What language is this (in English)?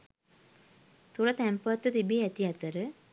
Sinhala